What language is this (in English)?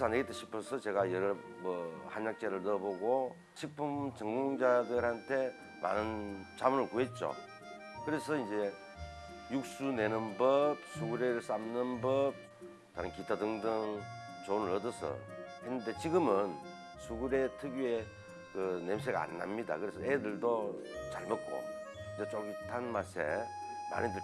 Korean